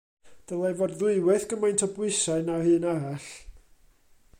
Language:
Welsh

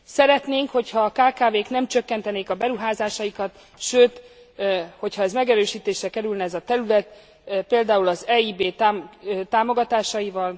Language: Hungarian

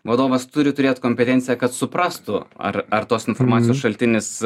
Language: Lithuanian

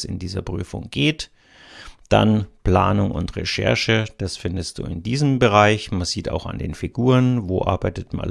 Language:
German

